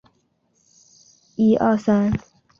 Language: Chinese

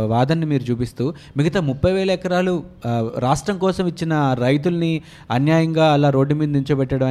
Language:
Telugu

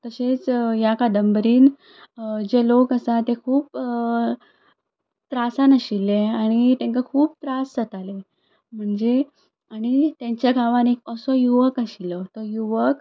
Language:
Konkani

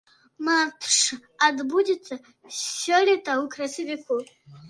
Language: Belarusian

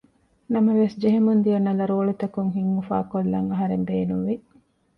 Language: Divehi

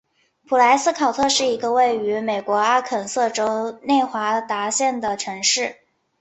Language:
Chinese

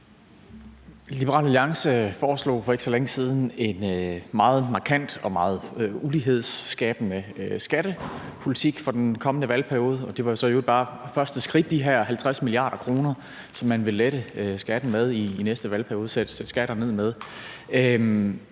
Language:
Danish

